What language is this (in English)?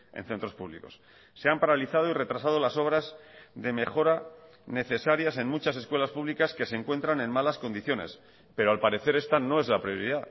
Spanish